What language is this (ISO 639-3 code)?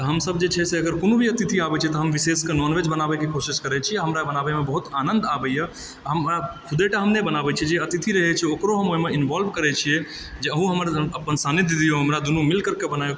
mai